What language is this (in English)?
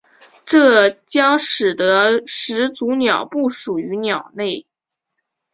Chinese